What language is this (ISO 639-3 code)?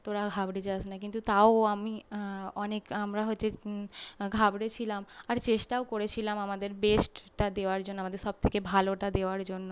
ben